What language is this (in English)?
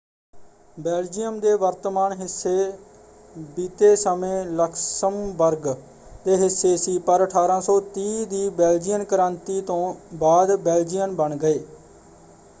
Punjabi